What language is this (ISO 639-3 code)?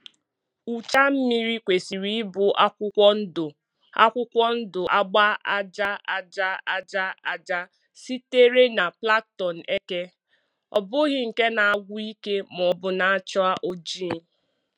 ibo